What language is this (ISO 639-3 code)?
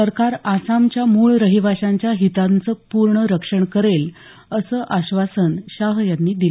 mar